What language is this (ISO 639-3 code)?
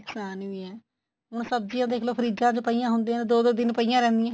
pan